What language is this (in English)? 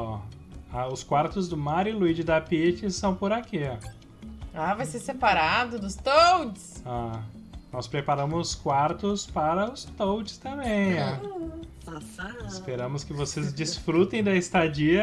Portuguese